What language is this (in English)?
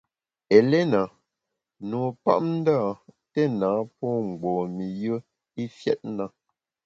Bamun